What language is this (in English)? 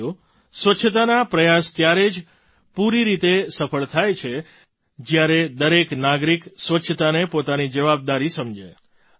Gujarati